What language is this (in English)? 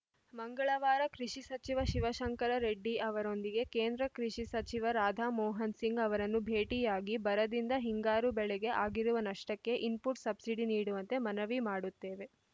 Kannada